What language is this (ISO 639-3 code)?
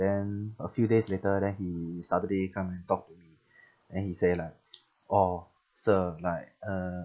eng